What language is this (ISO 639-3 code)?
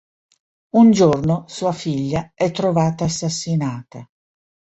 ita